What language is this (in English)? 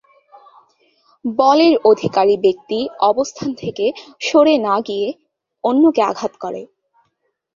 Bangla